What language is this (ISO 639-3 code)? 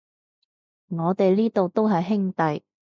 yue